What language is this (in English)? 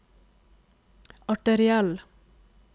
Norwegian